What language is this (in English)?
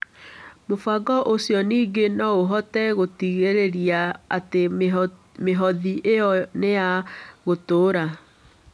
Kikuyu